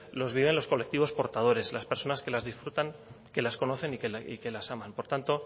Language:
Spanish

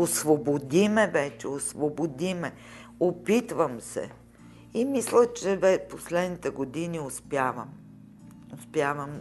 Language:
Bulgarian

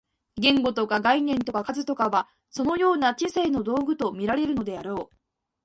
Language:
Japanese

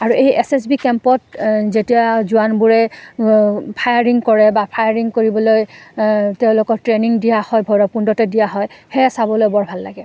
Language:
Assamese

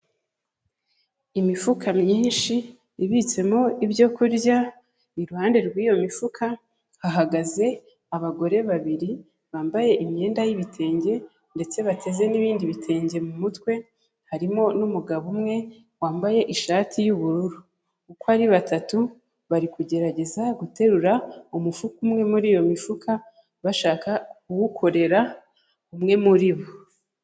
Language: Kinyarwanda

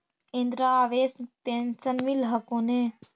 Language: Magahi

